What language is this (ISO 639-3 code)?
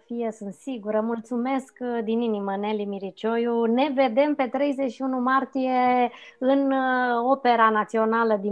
ron